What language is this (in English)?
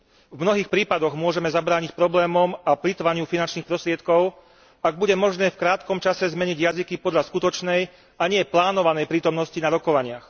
Slovak